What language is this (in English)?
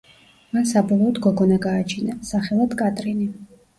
Georgian